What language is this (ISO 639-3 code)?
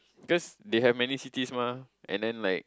eng